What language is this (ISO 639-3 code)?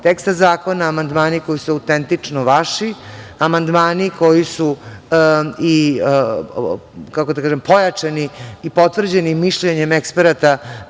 srp